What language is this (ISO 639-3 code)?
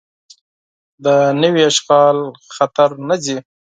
pus